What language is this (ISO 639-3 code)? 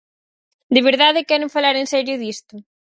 glg